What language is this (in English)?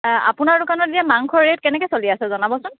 Assamese